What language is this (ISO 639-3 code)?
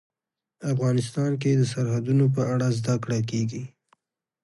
pus